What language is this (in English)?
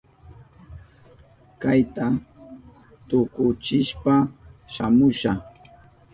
Southern Pastaza Quechua